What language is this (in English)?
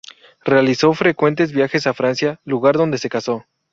Spanish